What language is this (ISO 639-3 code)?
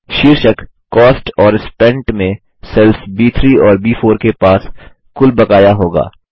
hin